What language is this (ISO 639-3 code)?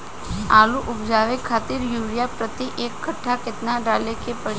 bho